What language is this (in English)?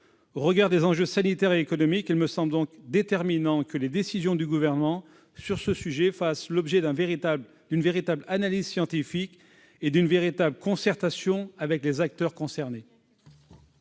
French